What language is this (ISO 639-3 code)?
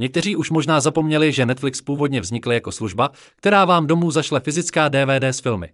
ces